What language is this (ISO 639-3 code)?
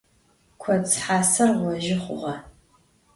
ady